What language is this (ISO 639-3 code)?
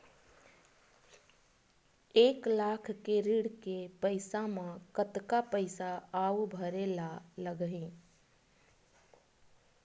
hne